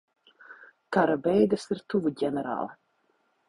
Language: Latvian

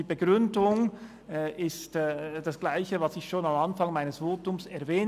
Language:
Swiss German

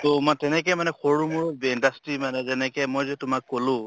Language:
Assamese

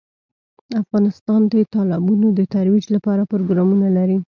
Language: Pashto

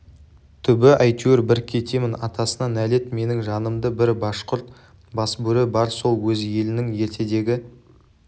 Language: Kazakh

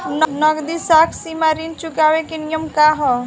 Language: Bhojpuri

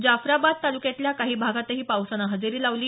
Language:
Marathi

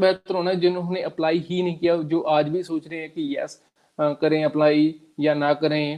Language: Punjabi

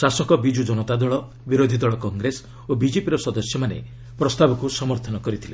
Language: Odia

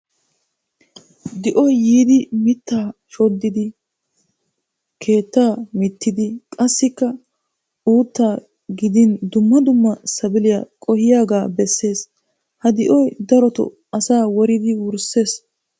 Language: Wolaytta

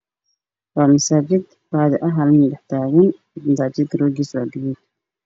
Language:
Somali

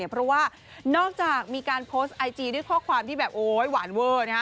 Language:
Thai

